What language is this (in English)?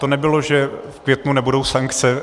Czech